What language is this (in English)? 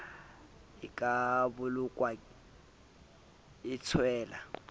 Southern Sotho